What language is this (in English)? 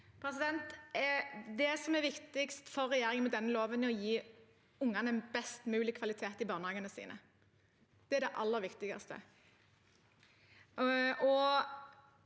Norwegian